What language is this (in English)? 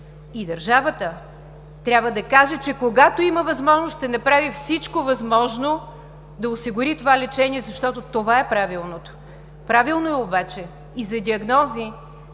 Bulgarian